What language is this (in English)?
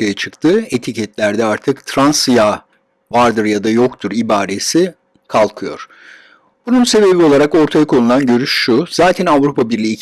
Turkish